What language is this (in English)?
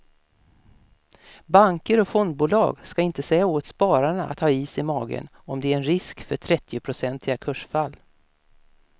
Swedish